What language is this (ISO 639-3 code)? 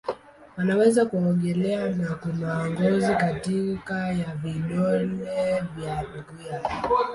swa